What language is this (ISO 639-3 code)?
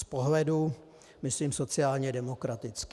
ces